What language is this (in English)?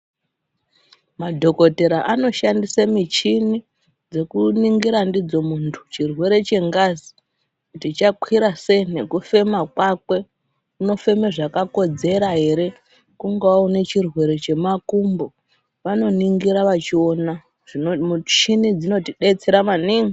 Ndau